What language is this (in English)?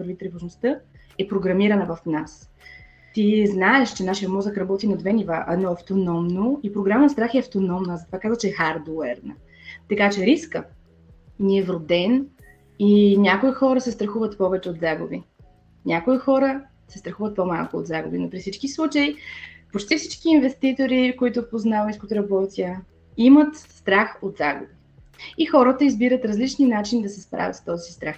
Bulgarian